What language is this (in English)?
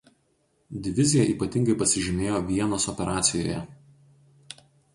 Lithuanian